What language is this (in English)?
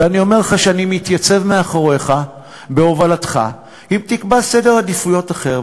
Hebrew